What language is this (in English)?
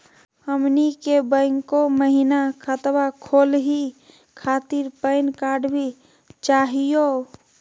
Magahi